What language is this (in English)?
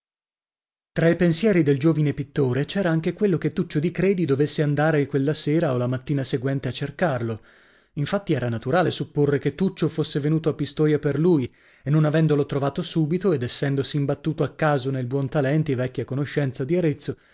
Italian